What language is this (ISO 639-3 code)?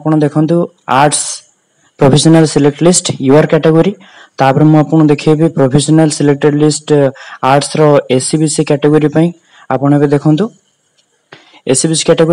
hin